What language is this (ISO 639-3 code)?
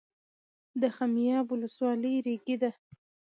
pus